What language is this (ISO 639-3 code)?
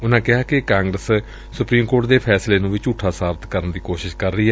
pan